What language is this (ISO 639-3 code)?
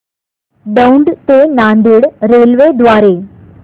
mar